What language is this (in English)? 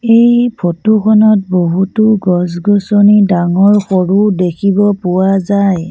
Assamese